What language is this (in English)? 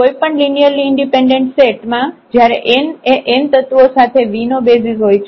Gujarati